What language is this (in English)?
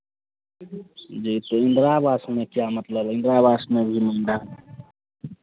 Hindi